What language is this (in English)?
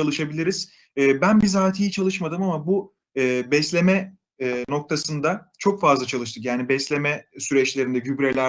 Turkish